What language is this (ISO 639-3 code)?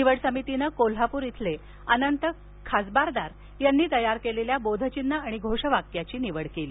mar